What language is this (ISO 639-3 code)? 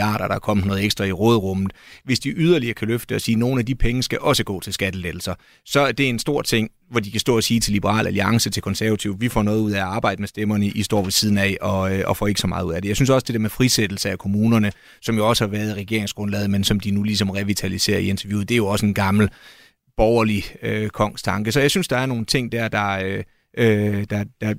dan